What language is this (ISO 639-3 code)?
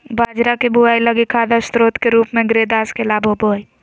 mag